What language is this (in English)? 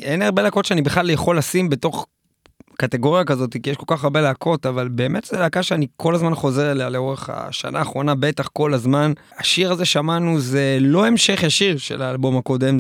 Hebrew